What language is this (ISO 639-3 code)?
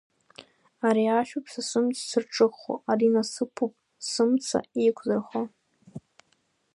abk